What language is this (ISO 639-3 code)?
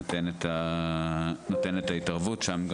heb